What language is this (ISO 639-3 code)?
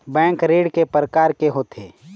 hne